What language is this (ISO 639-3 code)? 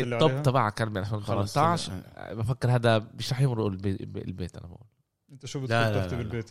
ara